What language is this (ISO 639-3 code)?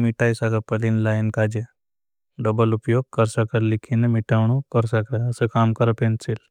bhb